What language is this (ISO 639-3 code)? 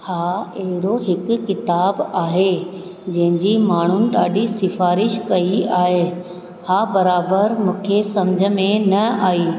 snd